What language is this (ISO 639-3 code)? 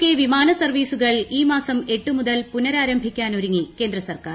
mal